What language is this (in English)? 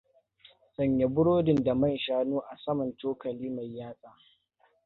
Hausa